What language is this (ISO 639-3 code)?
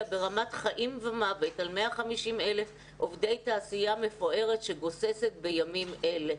heb